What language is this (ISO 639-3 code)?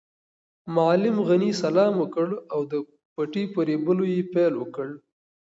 pus